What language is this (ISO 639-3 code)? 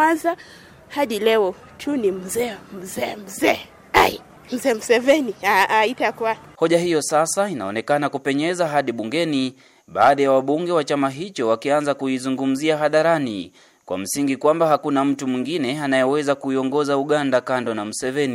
swa